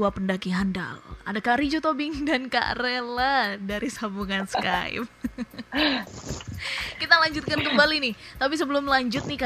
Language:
Indonesian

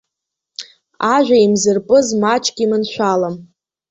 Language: Abkhazian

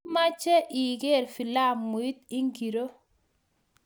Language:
Kalenjin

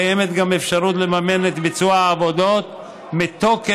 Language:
Hebrew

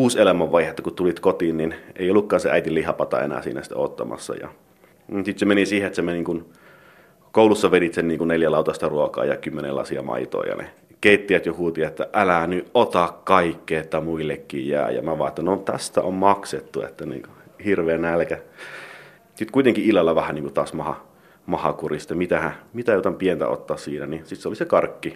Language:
Finnish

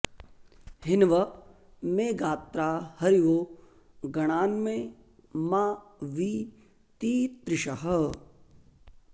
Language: Sanskrit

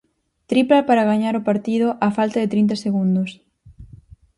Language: Galician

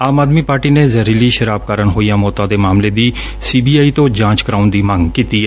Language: Punjabi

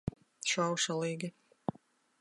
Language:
Latvian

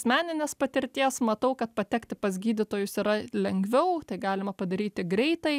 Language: Lithuanian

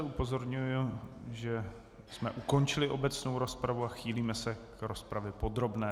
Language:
Czech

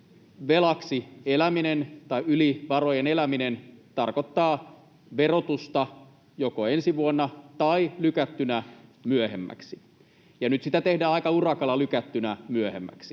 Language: Finnish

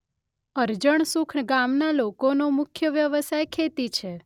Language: Gujarati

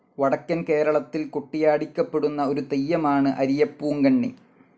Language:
Malayalam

